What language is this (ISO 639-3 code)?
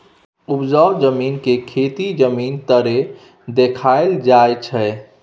mai